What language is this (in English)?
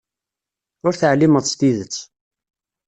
Kabyle